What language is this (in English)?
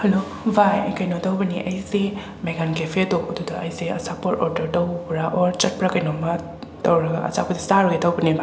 Manipuri